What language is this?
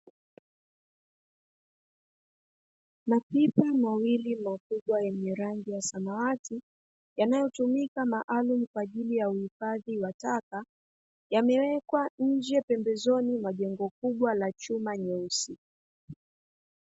Swahili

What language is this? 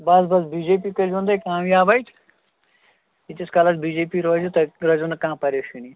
Kashmiri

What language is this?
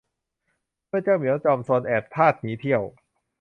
Thai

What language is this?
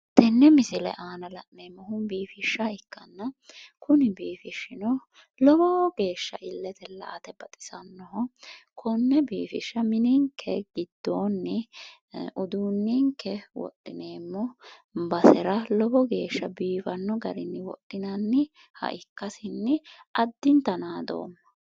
Sidamo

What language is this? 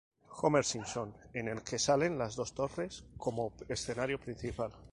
Spanish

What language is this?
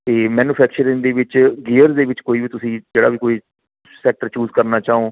Punjabi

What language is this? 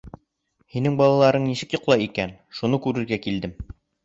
Bashkir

